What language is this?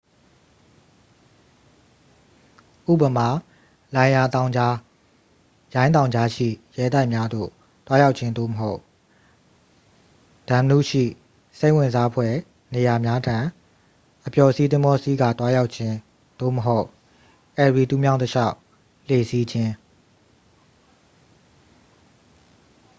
Burmese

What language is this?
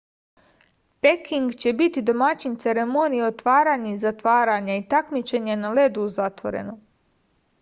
Serbian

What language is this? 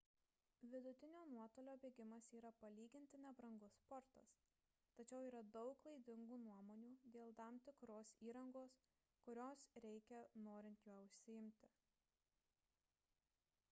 Lithuanian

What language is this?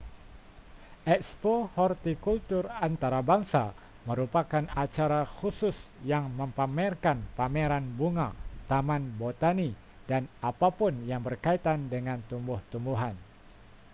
Malay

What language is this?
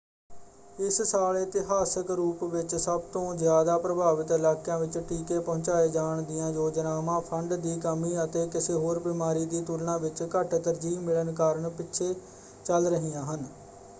Punjabi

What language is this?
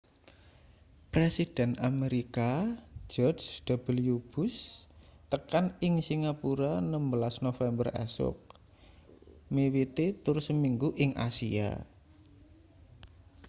Javanese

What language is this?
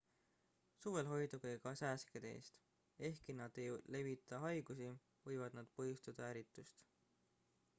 Estonian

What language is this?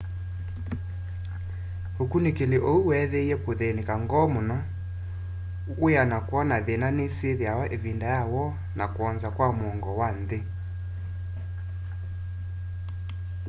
Kamba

